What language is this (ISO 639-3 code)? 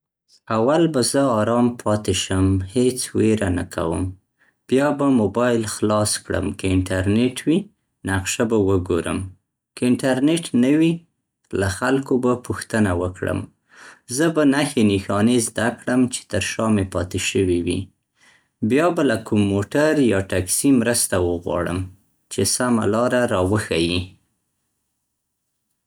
pst